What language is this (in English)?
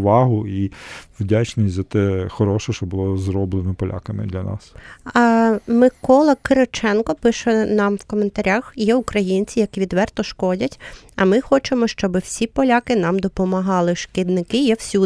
Ukrainian